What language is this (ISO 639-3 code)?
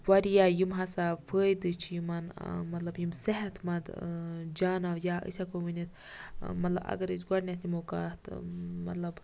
kas